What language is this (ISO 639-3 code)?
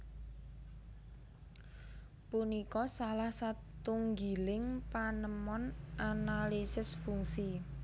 jav